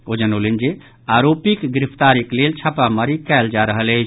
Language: Maithili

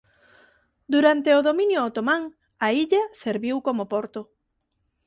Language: Galician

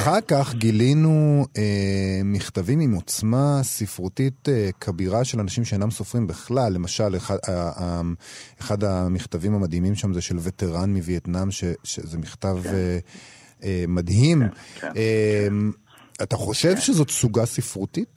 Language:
Hebrew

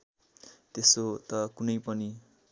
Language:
Nepali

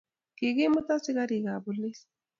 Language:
Kalenjin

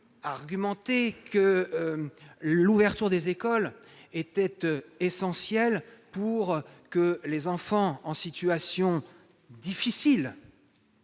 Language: French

